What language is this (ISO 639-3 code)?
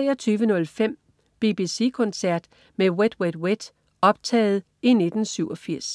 dan